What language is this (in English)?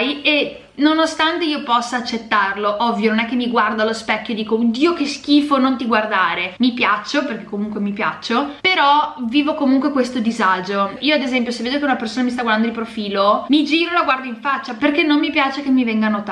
Italian